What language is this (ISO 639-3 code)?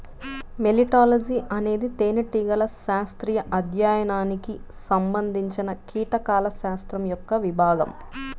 tel